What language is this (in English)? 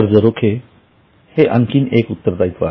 Marathi